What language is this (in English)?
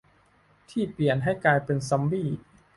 Thai